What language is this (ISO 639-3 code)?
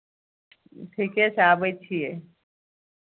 mai